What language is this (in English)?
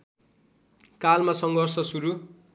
Nepali